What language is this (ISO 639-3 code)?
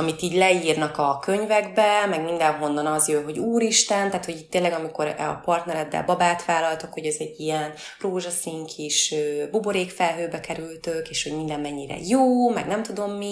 hun